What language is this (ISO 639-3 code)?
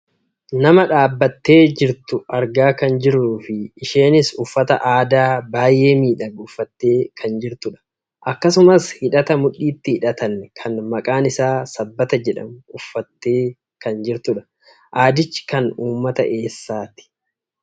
orm